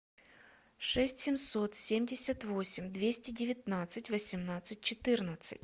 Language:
Russian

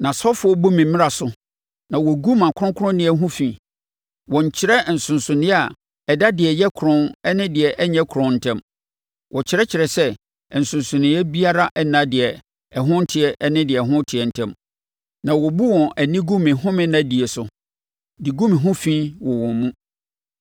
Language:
Akan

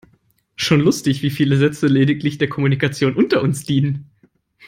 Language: German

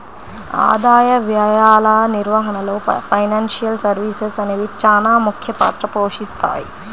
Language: Telugu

